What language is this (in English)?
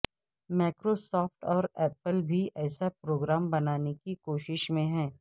Urdu